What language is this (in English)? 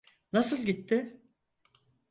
Turkish